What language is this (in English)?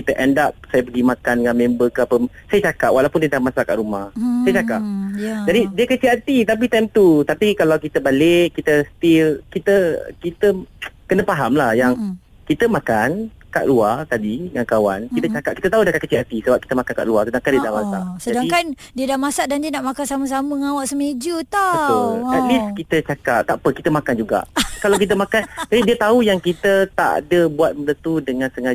Malay